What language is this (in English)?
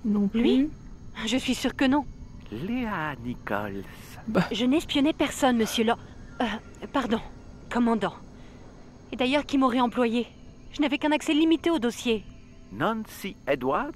French